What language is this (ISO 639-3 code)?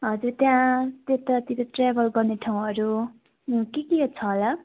nep